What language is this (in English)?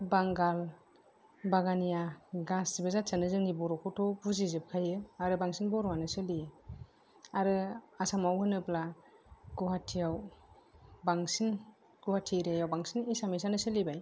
Bodo